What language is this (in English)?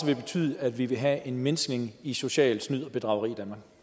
Danish